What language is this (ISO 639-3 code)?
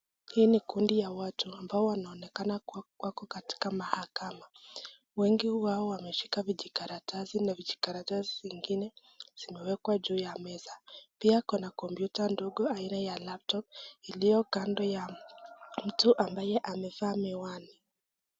swa